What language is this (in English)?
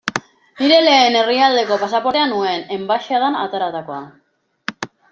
Basque